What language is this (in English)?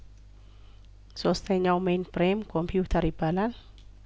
Amharic